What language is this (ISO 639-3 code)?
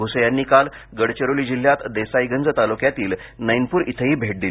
mar